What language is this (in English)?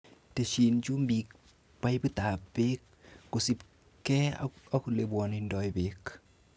Kalenjin